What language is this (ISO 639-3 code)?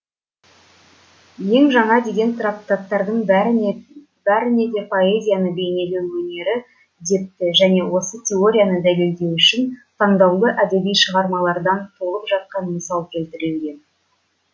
kaz